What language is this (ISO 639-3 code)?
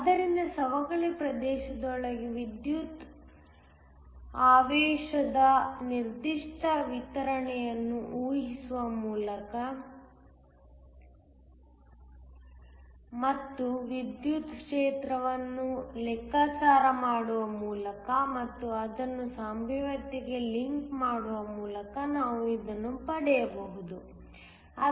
kan